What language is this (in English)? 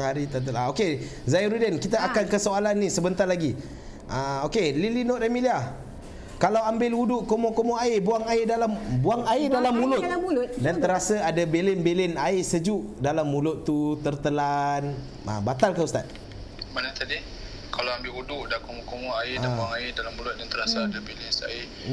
Malay